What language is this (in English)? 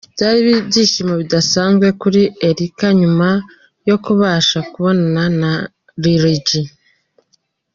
Kinyarwanda